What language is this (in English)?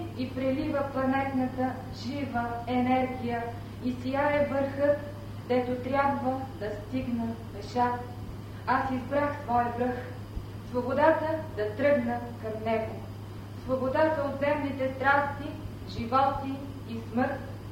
Bulgarian